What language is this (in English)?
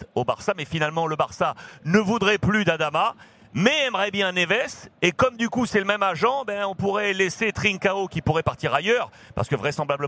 French